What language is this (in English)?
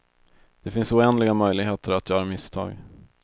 Swedish